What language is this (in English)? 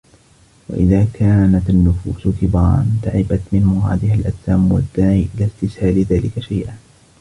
Arabic